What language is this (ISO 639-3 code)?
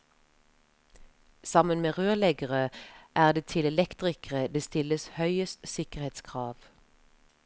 nor